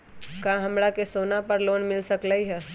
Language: Magahi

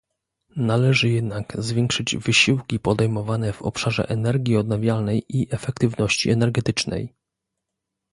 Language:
Polish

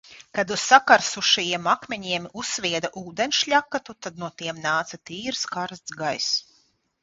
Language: Latvian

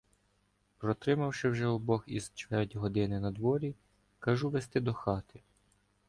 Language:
Ukrainian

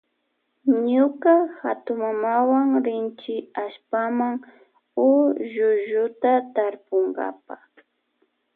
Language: Loja Highland Quichua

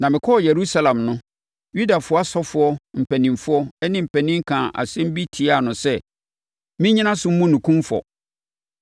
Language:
Akan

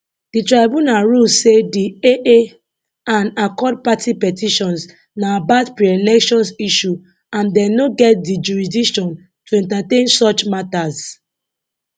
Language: Nigerian Pidgin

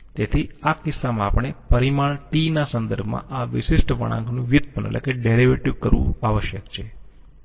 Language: Gujarati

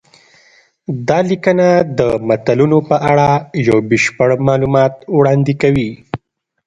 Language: Pashto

